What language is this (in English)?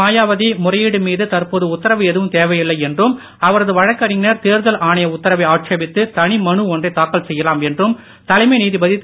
Tamil